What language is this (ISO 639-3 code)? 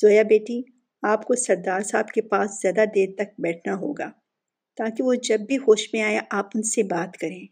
urd